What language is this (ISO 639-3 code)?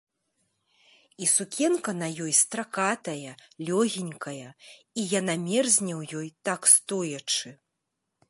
bel